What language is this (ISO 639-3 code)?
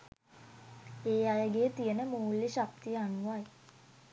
sin